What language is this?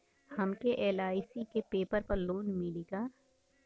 Bhojpuri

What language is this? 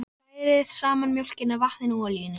Icelandic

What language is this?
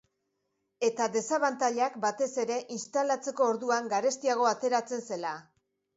Basque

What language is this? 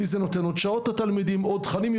Hebrew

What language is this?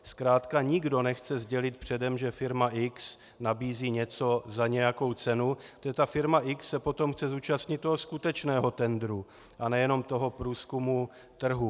Czech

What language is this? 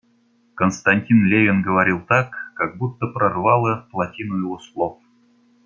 Russian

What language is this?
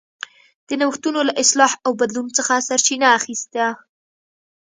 Pashto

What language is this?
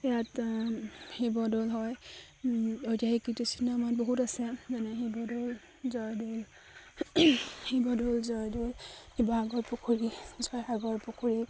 Assamese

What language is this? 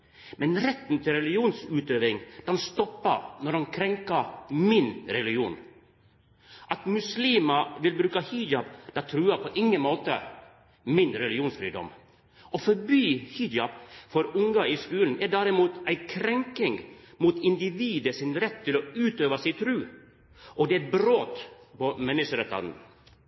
Norwegian Nynorsk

